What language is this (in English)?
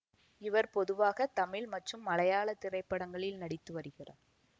Tamil